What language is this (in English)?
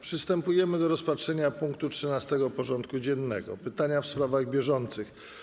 Polish